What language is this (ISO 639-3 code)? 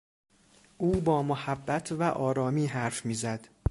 fas